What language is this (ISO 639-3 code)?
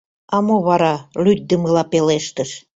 chm